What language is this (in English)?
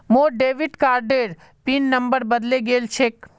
Magahi